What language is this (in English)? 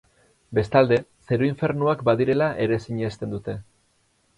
Basque